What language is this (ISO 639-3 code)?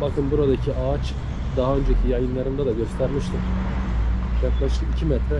tur